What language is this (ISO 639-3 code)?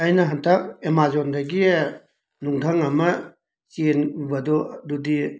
mni